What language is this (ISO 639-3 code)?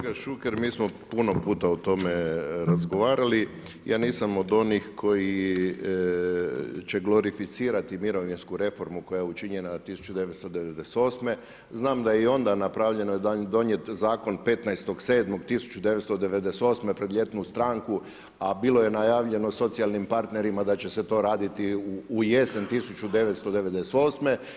hrv